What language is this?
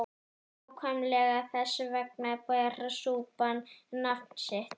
Icelandic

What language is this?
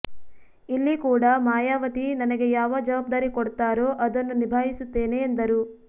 Kannada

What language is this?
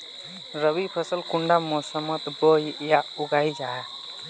Magahi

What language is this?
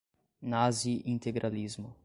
Portuguese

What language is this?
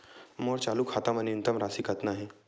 Chhattisgarhi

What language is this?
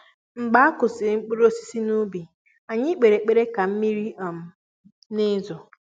Igbo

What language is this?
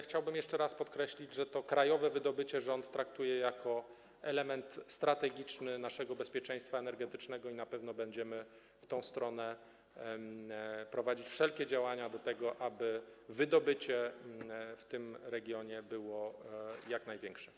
Polish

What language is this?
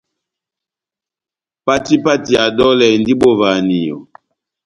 Batanga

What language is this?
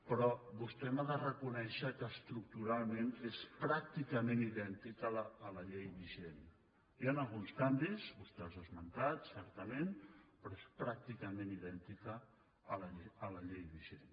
Catalan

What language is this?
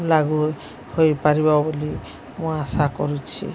Odia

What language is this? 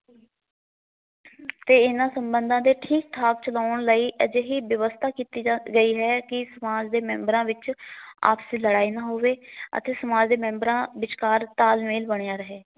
Punjabi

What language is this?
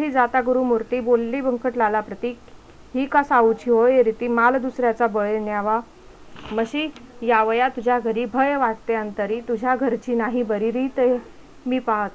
Marathi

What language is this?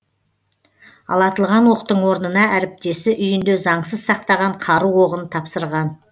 Kazakh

